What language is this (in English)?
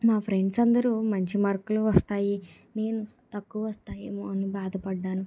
Telugu